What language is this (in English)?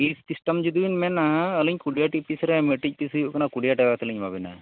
Santali